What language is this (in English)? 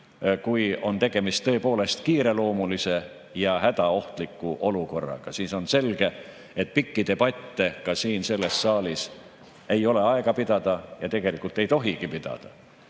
Estonian